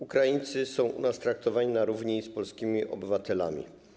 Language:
Polish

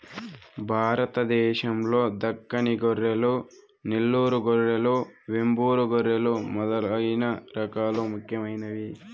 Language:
Telugu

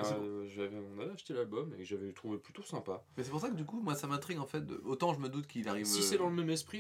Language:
French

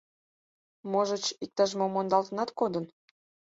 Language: Mari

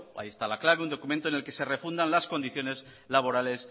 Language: Spanish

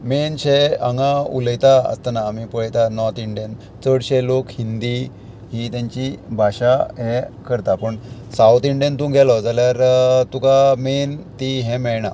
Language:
Konkani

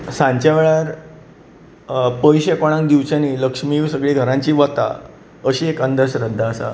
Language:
Konkani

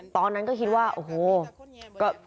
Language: Thai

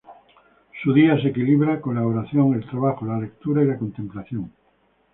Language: Spanish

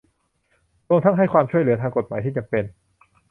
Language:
Thai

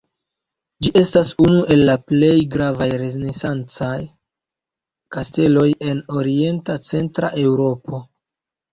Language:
Esperanto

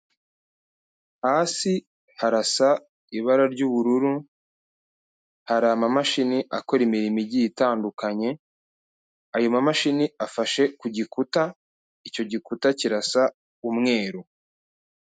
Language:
Kinyarwanda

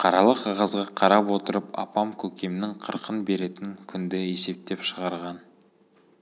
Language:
Kazakh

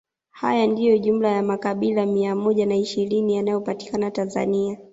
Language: Swahili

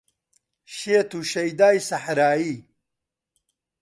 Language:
Central Kurdish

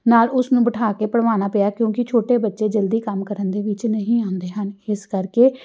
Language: Punjabi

